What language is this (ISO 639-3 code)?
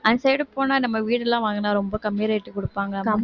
tam